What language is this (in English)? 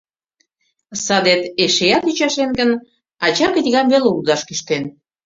Mari